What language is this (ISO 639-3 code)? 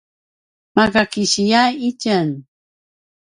pwn